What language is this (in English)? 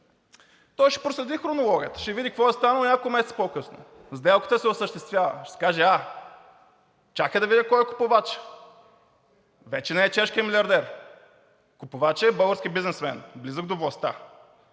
Bulgarian